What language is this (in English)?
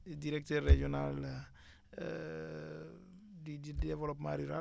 Wolof